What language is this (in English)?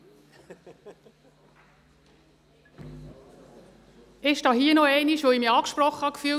Swiss German